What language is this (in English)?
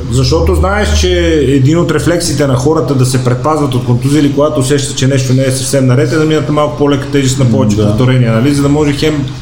Bulgarian